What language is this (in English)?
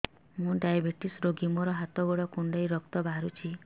Odia